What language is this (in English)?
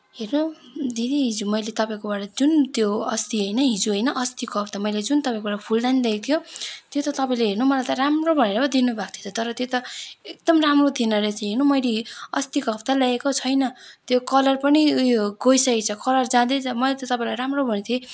Nepali